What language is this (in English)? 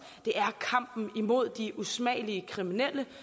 Danish